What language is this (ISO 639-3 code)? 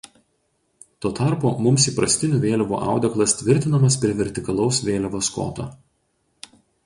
lit